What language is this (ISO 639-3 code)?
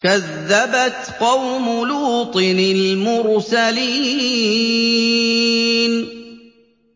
ara